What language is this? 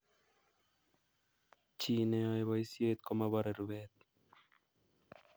Kalenjin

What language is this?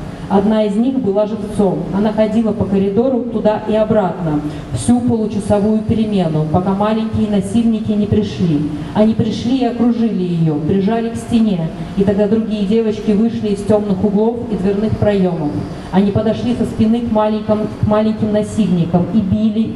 Russian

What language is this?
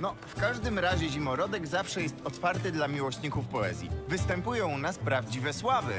Polish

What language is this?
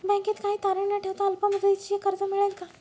Marathi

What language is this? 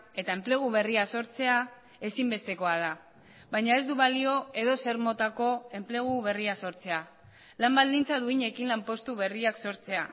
Basque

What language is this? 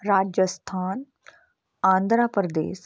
Punjabi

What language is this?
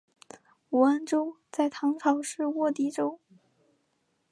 Chinese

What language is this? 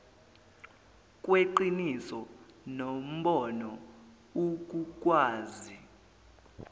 Zulu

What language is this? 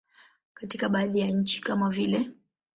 Swahili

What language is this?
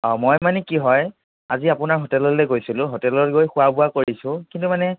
Assamese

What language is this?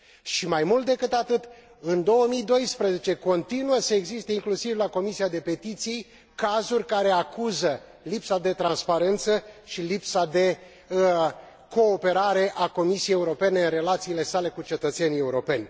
Romanian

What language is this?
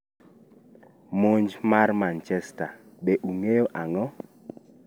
Luo (Kenya and Tanzania)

